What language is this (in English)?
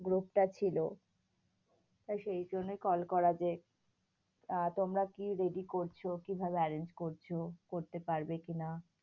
Bangla